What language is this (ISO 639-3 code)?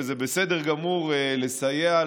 heb